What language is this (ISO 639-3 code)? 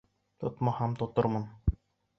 bak